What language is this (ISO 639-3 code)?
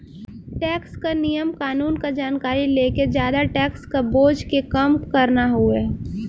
bho